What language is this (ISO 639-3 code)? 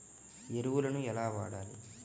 tel